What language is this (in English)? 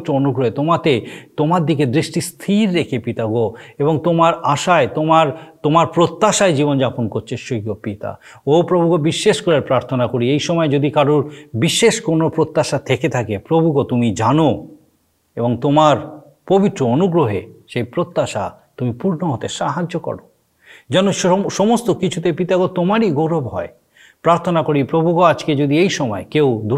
Bangla